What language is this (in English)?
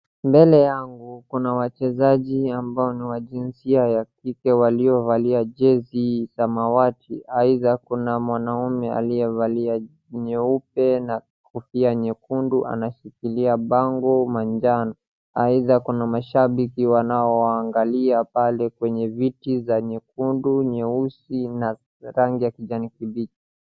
Swahili